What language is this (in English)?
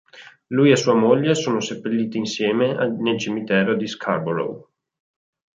Italian